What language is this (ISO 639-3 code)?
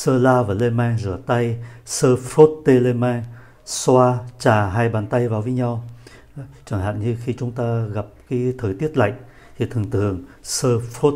vie